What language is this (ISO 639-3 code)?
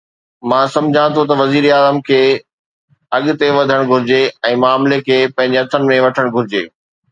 snd